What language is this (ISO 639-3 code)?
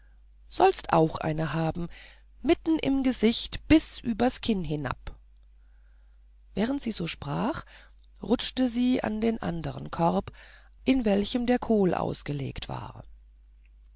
deu